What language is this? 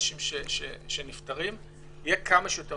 Hebrew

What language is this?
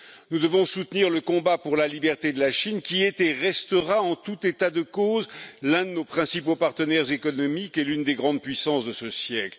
French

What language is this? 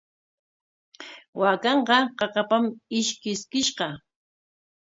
Corongo Ancash Quechua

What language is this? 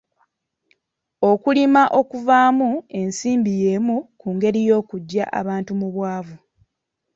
Ganda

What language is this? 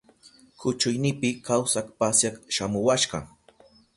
Southern Pastaza Quechua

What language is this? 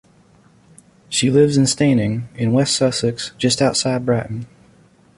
English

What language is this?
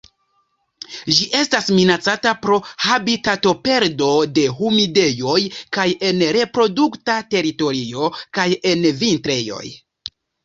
Esperanto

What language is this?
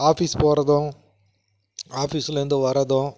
Tamil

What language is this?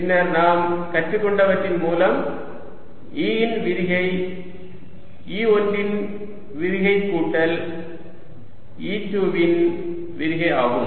Tamil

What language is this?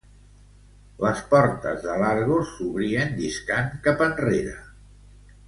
Catalan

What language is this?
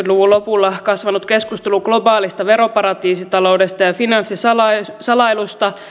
Finnish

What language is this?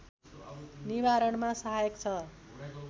Nepali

